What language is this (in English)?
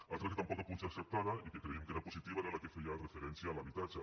Catalan